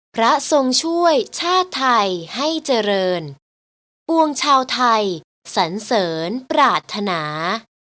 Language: Thai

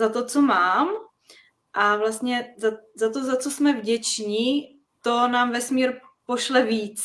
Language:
Czech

